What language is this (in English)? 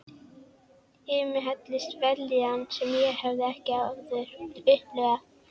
Icelandic